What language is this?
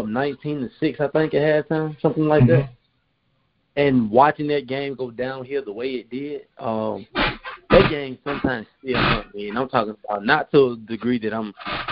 English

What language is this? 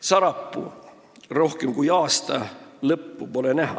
Estonian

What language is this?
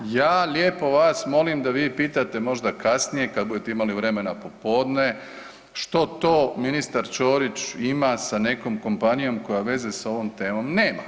Croatian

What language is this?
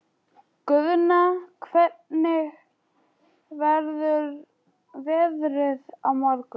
Icelandic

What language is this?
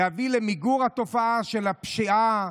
Hebrew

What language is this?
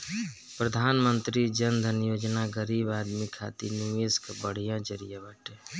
Bhojpuri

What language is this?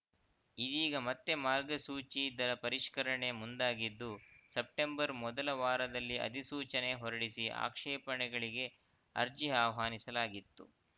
Kannada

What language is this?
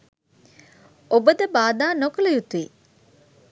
Sinhala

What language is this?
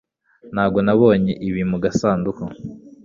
Kinyarwanda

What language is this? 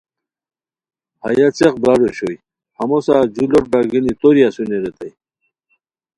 Khowar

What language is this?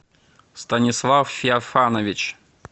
Russian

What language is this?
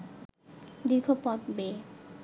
Bangla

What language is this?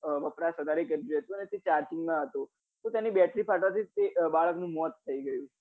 Gujarati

